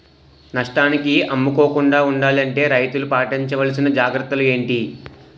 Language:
Telugu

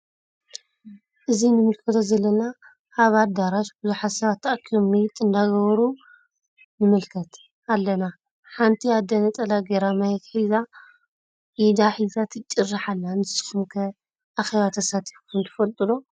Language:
Tigrinya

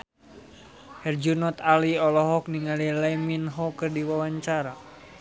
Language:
Sundanese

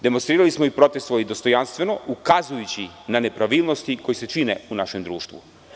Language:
Serbian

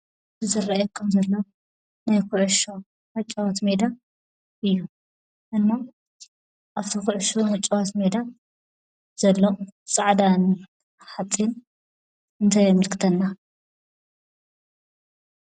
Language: Tigrinya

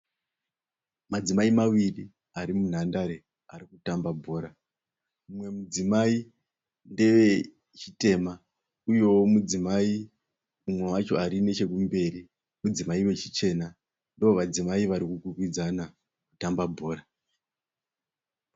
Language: Shona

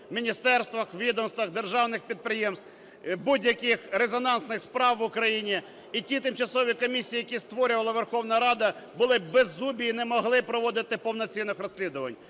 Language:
Ukrainian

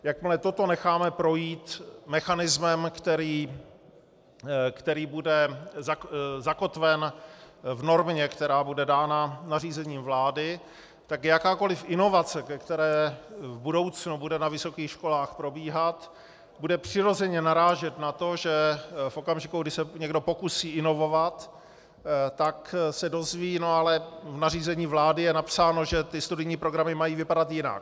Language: Czech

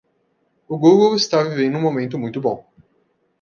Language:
Portuguese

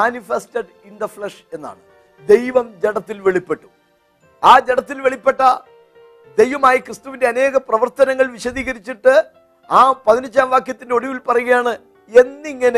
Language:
Malayalam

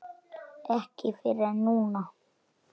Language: Icelandic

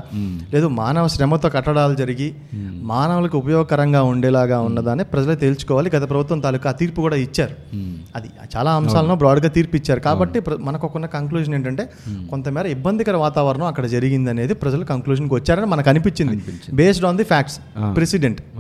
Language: Telugu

